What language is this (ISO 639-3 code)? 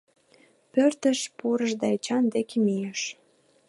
chm